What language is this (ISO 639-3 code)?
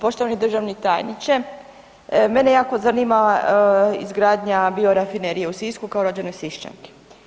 hrv